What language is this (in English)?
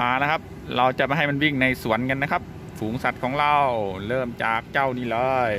Thai